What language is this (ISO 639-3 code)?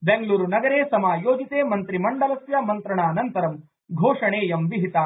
san